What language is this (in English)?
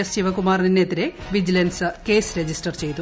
Malayalam